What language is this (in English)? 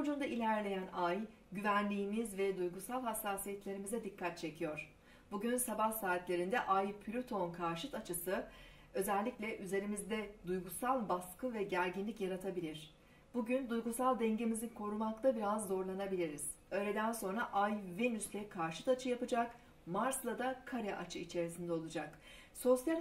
Turkish